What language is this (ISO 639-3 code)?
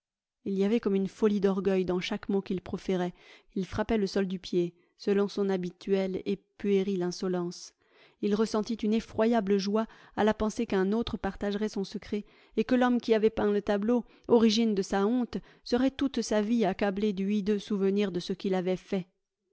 fra